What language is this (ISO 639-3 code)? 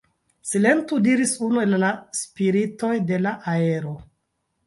epo